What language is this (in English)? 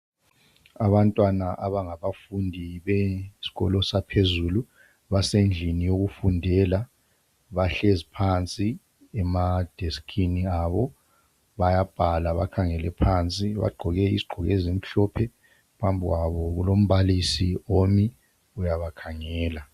North Ndebele